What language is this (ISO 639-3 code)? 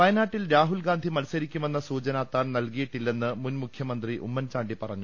mal